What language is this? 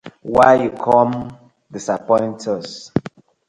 Nigerian Pidgin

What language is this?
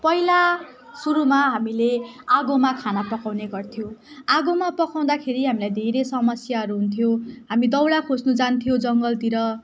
Nepali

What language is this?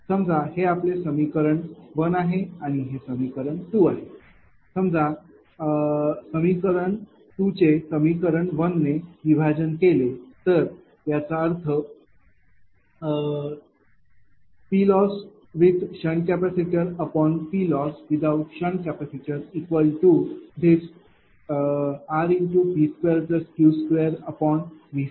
Marathi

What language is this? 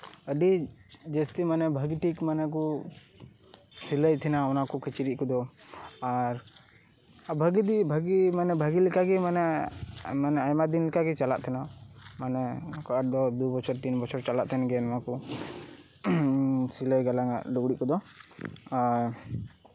Santali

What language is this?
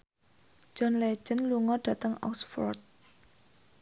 Javanese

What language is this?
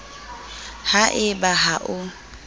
Southern Sotho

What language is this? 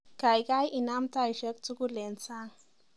Kalenjin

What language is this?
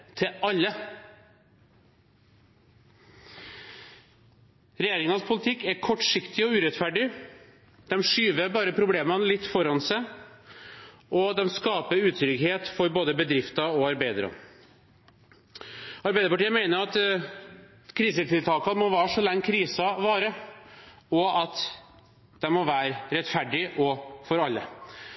Norwegian Bokmål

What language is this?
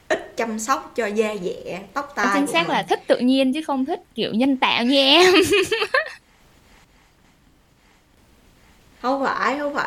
Vietnamese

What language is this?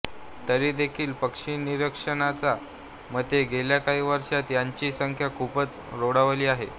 Marathi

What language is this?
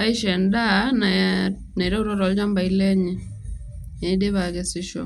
Masai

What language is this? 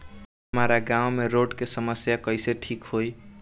Bhojpuri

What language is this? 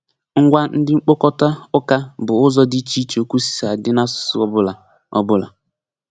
Igbo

